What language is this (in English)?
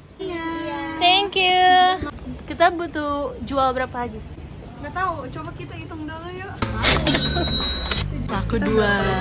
Indonesian